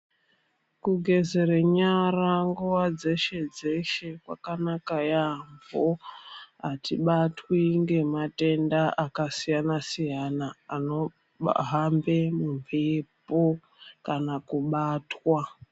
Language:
Ndau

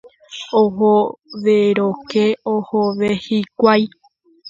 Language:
Guarani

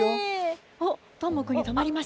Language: Japanese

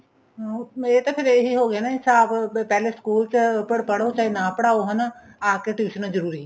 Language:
Punjabi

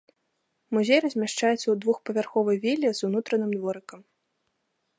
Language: Belarusian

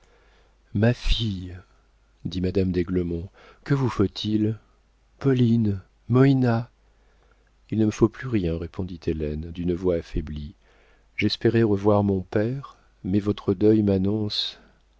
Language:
French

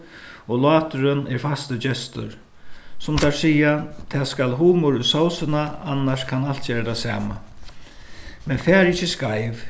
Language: Faroese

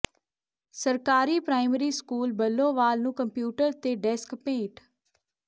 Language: Punjabi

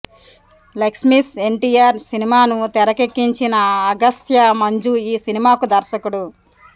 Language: Telugu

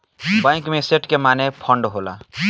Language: Bhojpuri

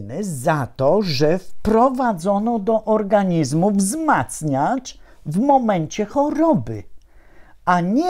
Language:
Polish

